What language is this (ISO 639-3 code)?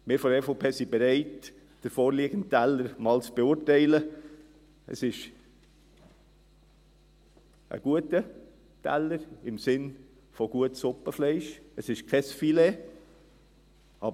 gsw